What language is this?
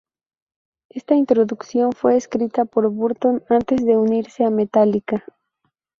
Spanish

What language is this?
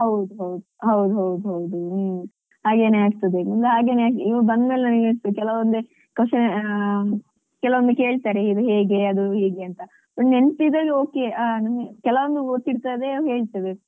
Kannada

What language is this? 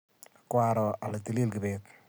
Kalenjin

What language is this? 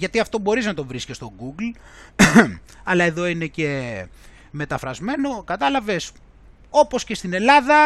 Greek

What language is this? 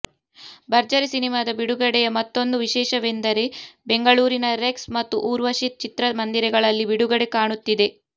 Kannada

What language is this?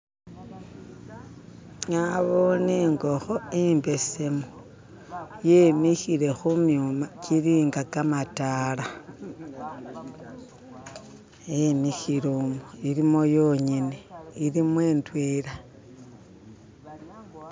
Masaaba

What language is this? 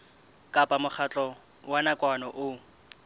Southern Sotho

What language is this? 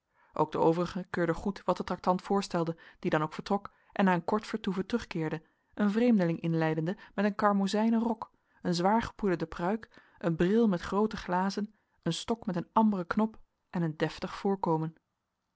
Dutch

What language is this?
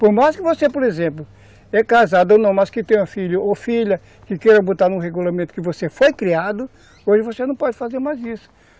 Portuguese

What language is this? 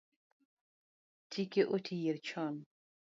Luo (Kenya and Tanzania)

